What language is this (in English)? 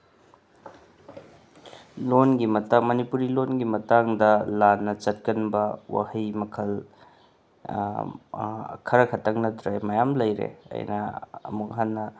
Manipuri